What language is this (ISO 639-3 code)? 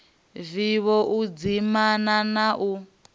ven